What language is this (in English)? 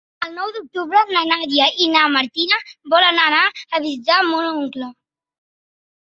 Catalan